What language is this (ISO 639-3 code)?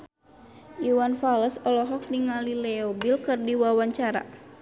sun